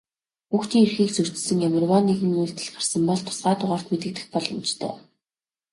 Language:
Mongolian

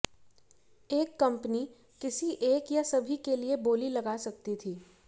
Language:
Hindi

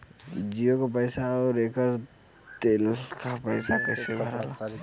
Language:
Bhojpuri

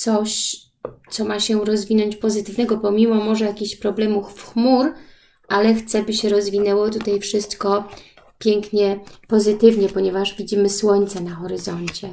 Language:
Polish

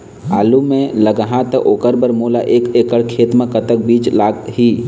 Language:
Chhattisgarhi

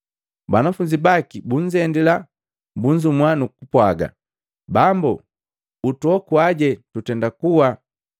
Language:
Matengo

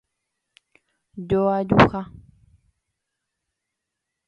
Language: Guarani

